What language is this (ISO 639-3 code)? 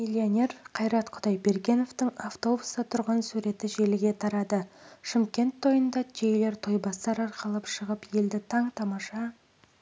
kaz